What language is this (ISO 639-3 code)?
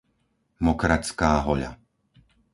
slk